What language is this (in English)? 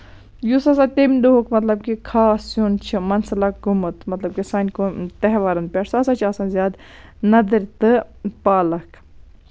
Kashmiri